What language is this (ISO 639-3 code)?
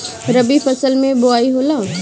bho